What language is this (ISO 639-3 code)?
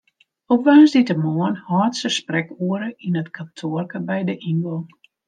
fry